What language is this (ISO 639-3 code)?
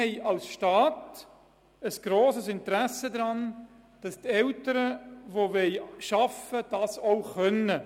gsw